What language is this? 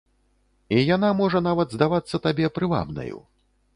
Belarusian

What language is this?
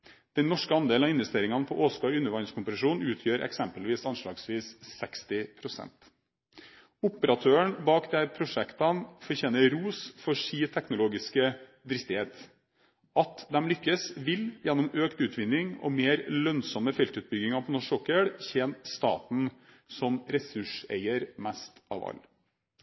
Norwegian Bokmål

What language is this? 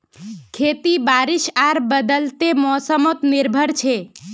Magahi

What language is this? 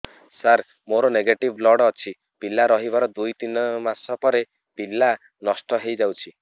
Odia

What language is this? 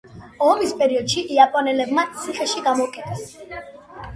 Georgian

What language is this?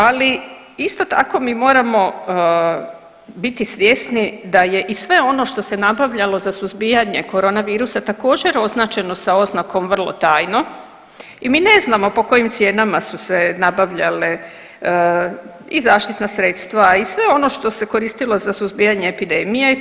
Croatian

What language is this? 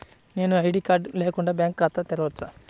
Telugu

